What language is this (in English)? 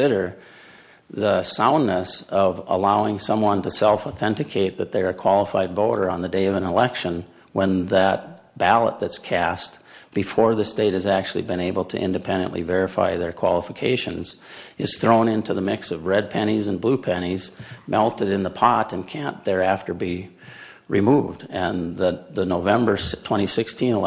English